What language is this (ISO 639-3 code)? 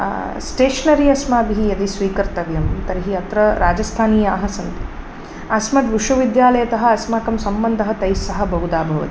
san